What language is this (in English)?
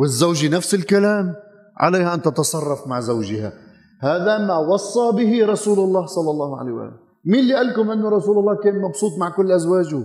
Arabic